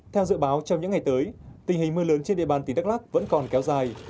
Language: Vietnamese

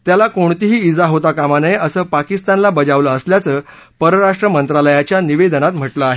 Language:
Marathi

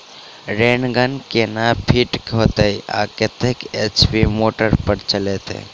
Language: Maithili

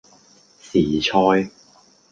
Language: Cantonese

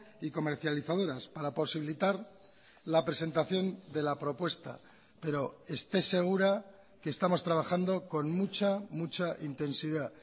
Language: Spanish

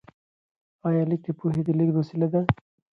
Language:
Pashto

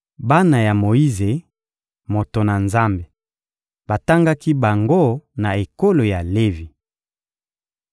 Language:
Lingala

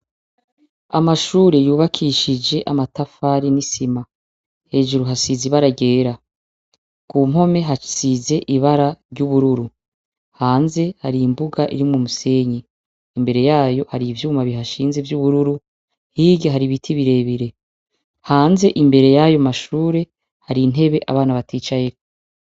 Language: Rundi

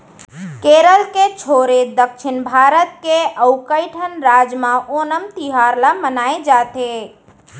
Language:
Chhattisgarhi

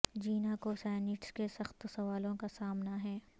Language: Urdu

